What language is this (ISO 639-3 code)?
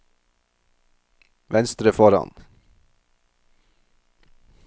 nor